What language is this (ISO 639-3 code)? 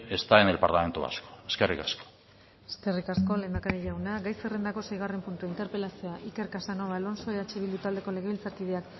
eus